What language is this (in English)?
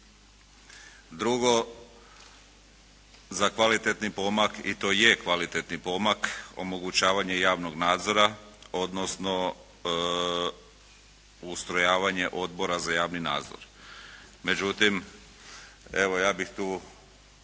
Croatian